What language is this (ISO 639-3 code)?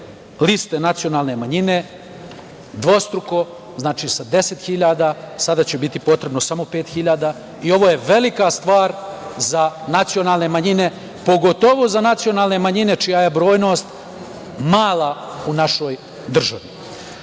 srp